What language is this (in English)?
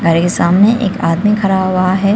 Hindi